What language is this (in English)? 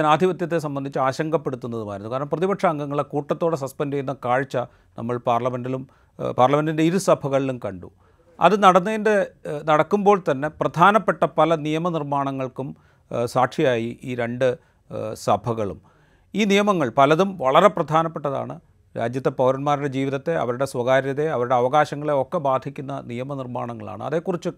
Malayalam